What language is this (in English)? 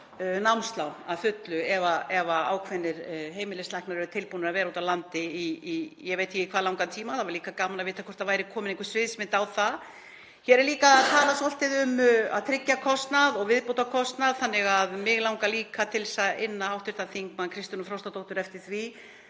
Icelandic